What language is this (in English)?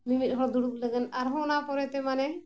Santali